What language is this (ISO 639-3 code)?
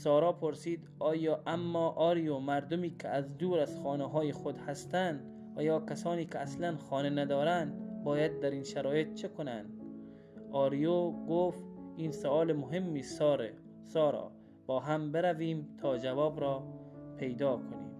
fas